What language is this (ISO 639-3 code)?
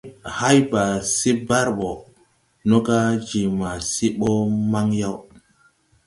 tui